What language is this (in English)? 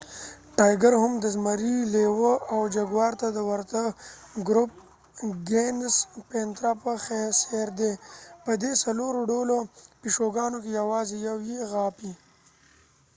Pashto